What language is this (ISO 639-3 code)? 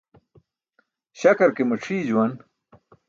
bsk